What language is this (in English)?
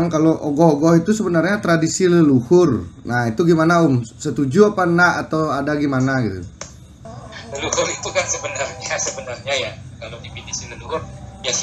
Indonesian